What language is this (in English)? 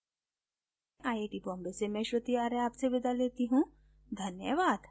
Hindi